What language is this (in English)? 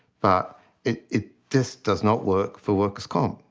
English